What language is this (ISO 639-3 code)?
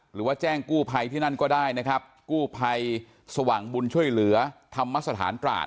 tha